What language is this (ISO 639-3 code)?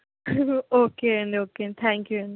tel